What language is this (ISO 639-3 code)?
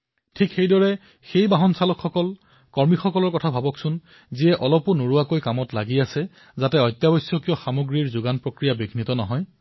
asm